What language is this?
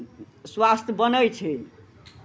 Maithili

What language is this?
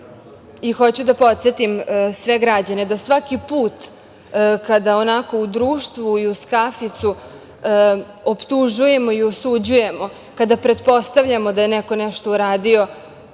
Serbian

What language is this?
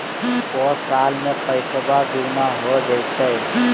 Magahi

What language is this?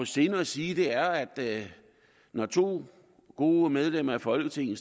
Danish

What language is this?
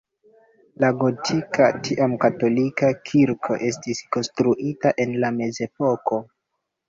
Esperanto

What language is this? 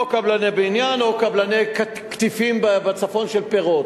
Hebrew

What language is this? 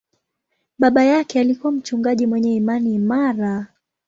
Swahili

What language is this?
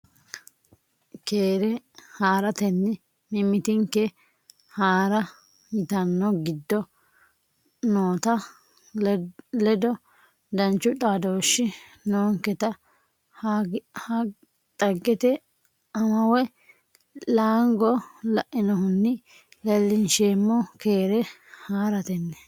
Sidamo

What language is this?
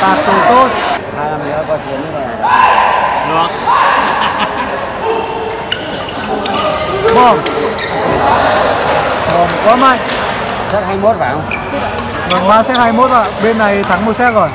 Vietnamese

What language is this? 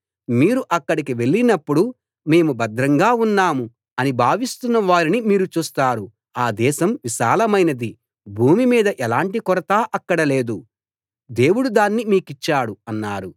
Telugu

